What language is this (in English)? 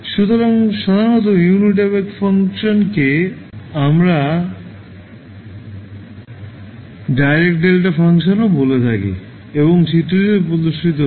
Bangla